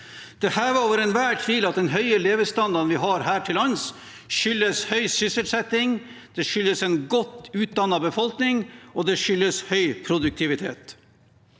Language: Norwegian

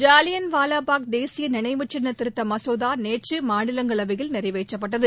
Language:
Tamil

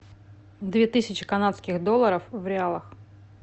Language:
Russian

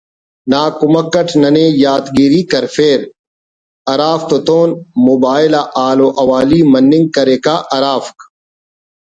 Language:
Brahui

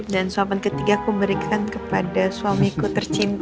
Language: Indonesian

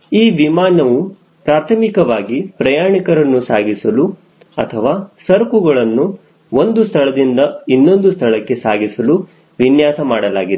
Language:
Kannada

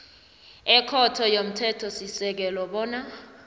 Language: South Ndebele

